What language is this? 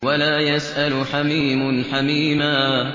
Arabic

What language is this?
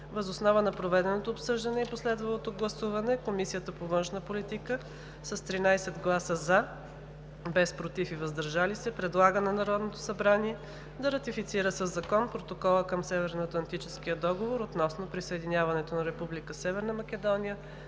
Bulgarian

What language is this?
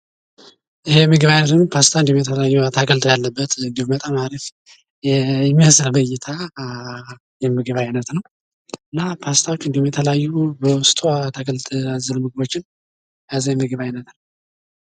Amharic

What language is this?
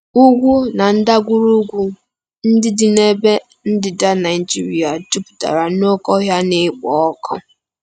Igbo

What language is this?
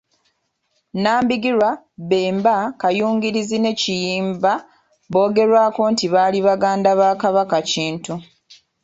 Ganda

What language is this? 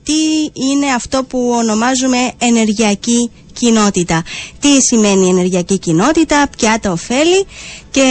Greek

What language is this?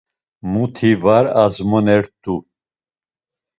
Laz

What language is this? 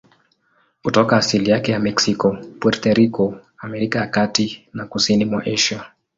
Swahili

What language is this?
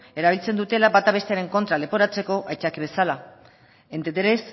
Basque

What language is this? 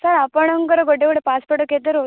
Odia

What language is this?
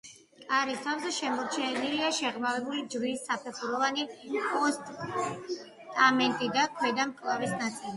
Georgian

